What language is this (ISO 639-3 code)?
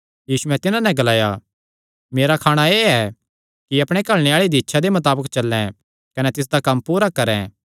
xnr